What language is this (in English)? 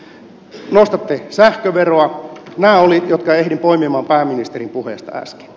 Finnish